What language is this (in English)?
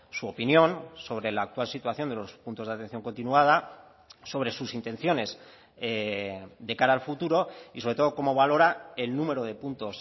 Spanish